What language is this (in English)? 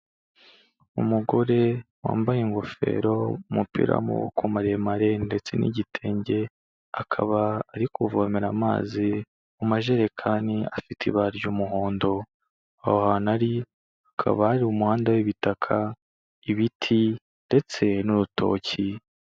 Kinyarwanda